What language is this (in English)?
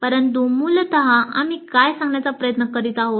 Marathi